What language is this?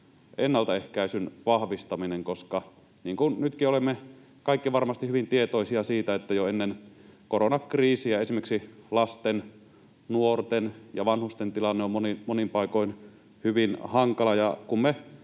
Finnish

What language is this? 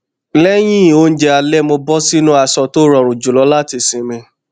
Yoruba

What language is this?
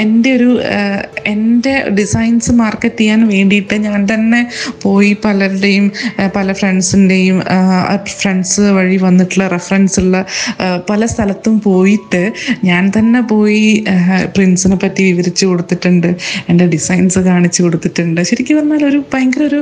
Malayalam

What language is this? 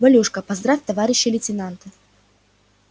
Russian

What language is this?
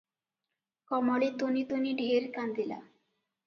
Odia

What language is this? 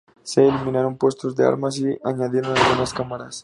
Spanish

